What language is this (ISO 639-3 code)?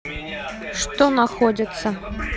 rus